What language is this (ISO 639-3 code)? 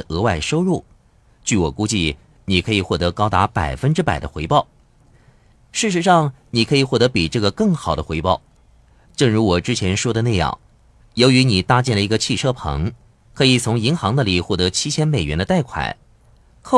zho